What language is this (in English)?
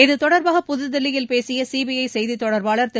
Tamil